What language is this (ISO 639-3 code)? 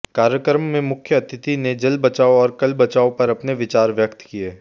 hin